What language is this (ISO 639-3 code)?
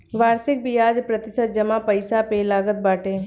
bho